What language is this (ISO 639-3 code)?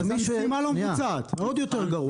heb